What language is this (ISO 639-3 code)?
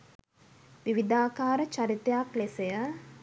sin